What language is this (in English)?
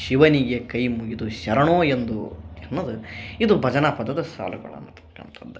Kannada